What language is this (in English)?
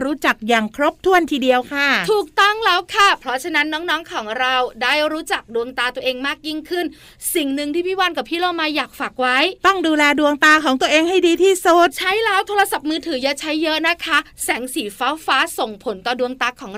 Thai